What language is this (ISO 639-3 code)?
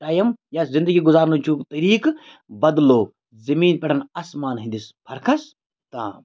kas